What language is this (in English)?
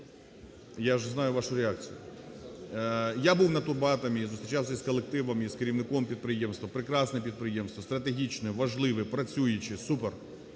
Ukrainian